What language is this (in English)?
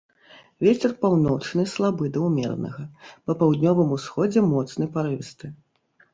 Belarusian